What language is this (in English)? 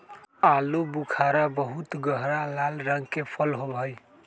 Magahi